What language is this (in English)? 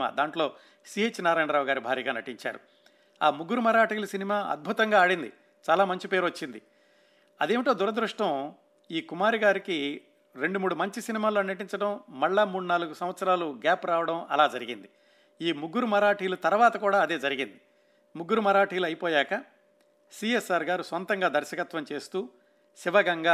Telugu